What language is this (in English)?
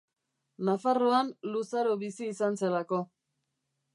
Basque